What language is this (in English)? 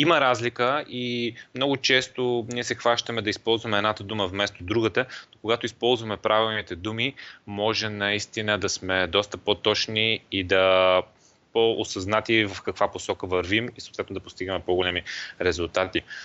Bulgarian